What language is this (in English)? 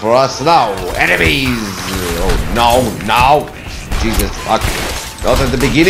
English